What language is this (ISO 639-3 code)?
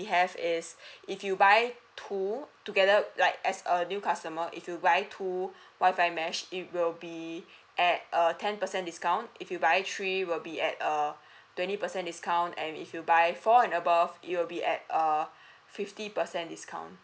eng